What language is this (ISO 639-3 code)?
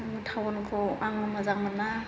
brx